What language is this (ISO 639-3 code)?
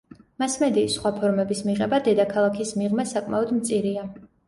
kat